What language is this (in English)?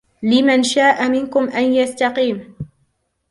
Arabic